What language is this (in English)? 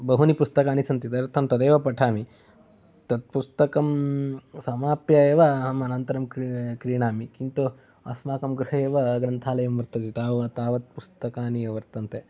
Sanskrit